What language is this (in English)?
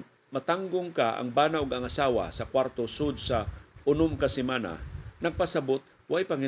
Filipino